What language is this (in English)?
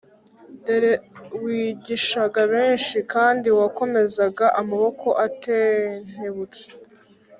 Kinyarwanda